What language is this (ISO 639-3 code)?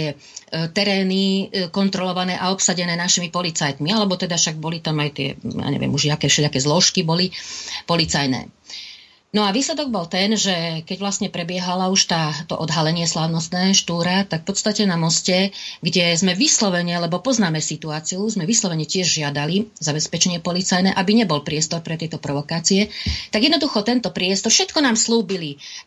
slk